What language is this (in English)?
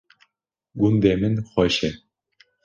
Kurdish